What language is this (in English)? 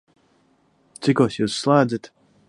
Latvian